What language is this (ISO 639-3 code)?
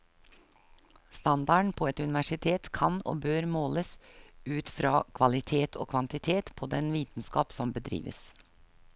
nor